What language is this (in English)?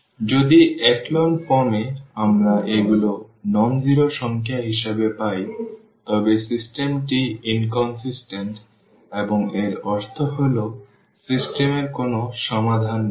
Bangla